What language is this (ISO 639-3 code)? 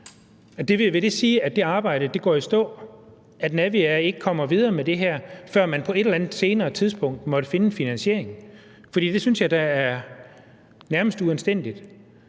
dan